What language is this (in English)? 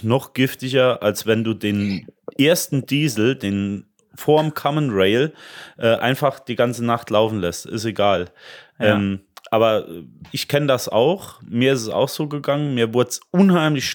German